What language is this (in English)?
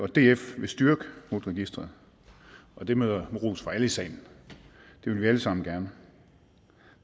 Danish